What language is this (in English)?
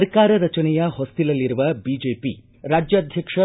Kannada